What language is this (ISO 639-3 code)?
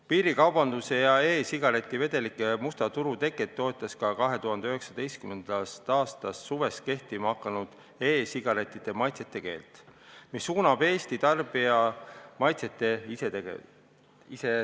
est